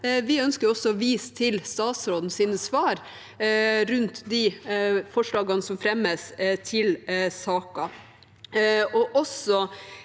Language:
Norwegian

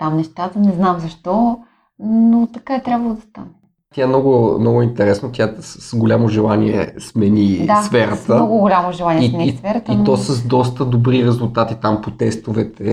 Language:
Bulgarian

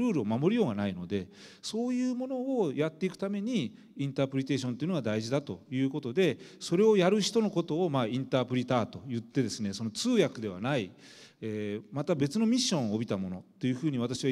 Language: Japanese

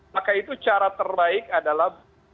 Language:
Indonesian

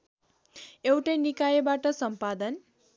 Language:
Nepali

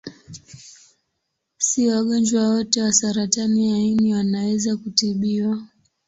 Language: Swahili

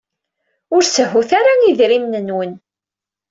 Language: Kabyle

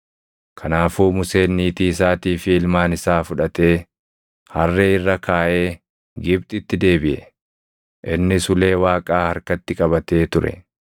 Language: Oromo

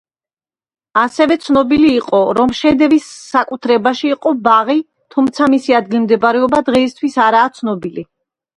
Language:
Georgian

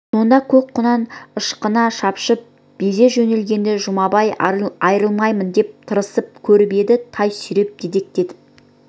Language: Kazakh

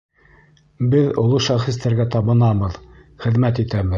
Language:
Bashkir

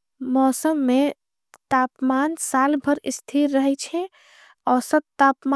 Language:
Angika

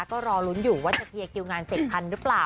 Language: Thai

